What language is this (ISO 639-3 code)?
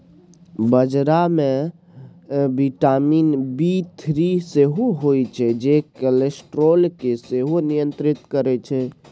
mai